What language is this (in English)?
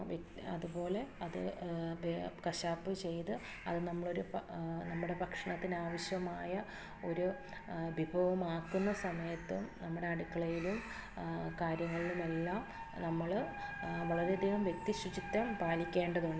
Malayalam